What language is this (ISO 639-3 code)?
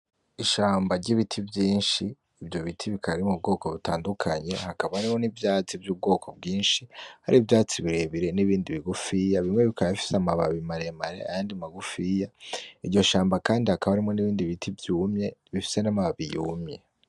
run